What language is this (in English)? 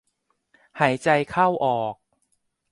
Thai